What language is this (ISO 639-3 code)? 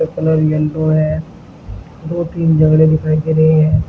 hin